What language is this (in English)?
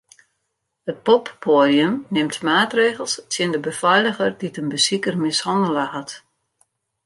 Western Frisian